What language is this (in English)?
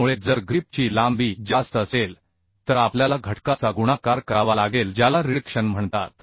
Marathi